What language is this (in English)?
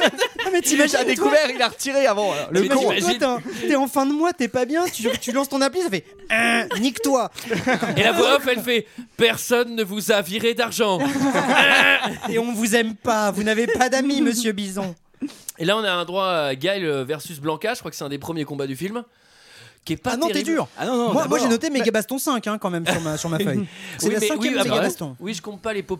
French